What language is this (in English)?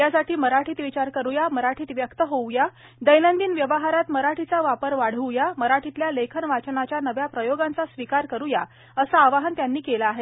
Marathi